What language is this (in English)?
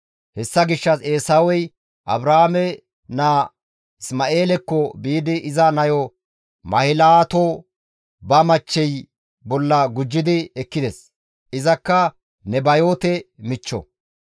Gamo